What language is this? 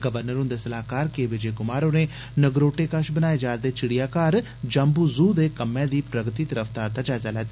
Dogri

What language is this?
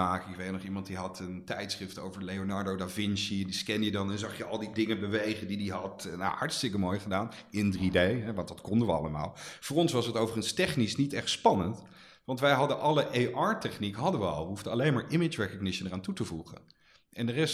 Dutch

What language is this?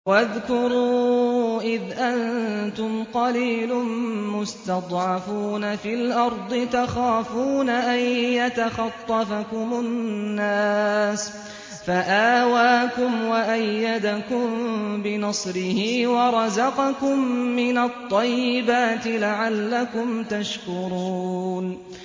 Arabic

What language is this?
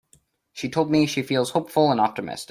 English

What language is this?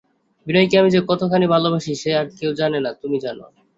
Bangla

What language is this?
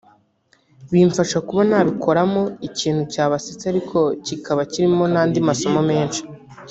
Kinyarwanda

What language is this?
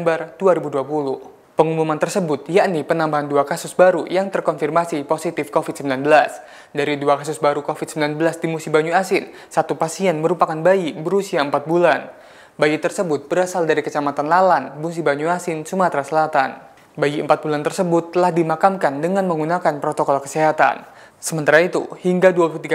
Indonesian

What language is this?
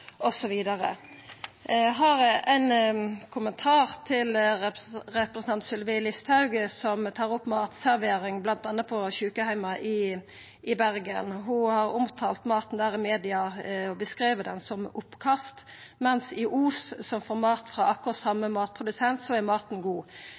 Norwegian Nynorsk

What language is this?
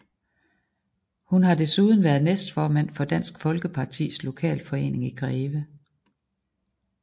Danish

